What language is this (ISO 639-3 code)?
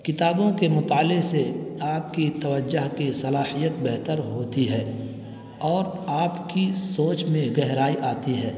urd